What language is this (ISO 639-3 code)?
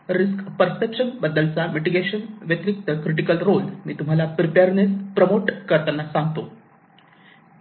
mar